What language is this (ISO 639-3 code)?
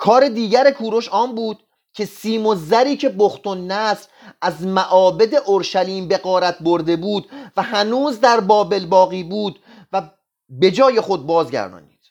fas